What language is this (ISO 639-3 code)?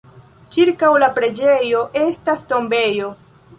epo